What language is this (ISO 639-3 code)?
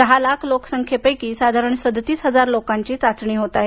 mar